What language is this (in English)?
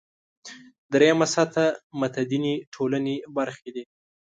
Pashto